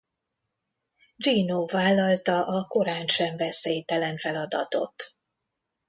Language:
Hungarian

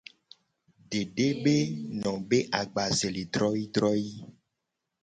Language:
Gen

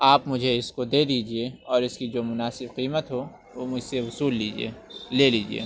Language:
Urdu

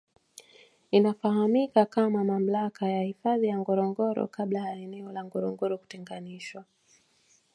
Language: Swahili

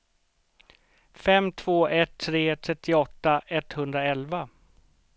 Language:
Swedish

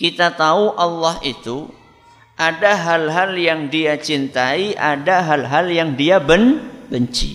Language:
Indonesian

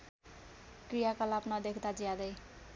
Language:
Nepali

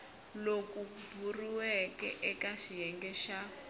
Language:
Tsonga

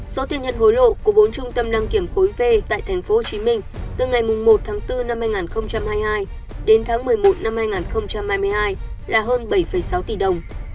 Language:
Vietnamese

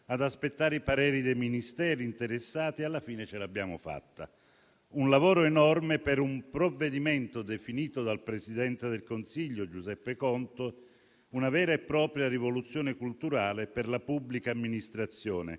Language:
Italian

